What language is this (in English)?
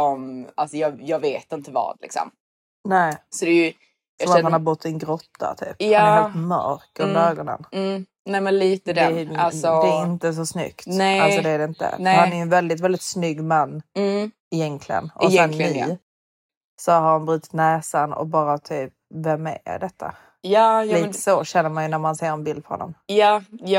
Swedish